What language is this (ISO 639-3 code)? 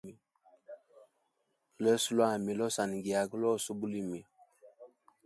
hem